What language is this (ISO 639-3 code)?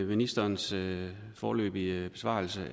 dan